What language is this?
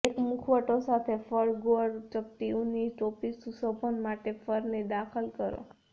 Gujarati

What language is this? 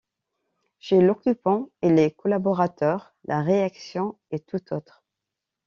French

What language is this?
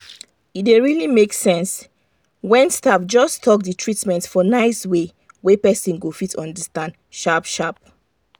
Nigerian Pidgin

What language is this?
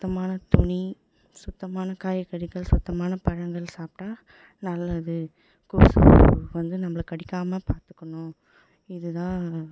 Tamil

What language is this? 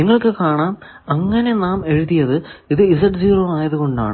Malayalam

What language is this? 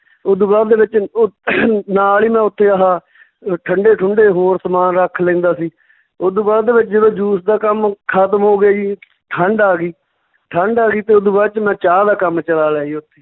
Punjabi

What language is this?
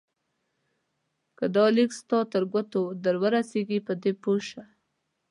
Pashto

